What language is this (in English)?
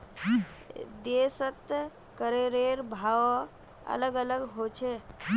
Magahi